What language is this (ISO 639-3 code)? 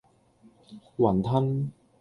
yue